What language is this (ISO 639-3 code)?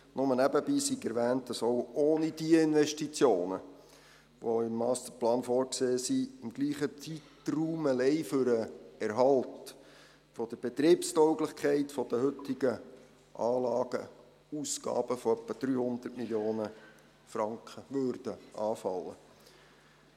gsw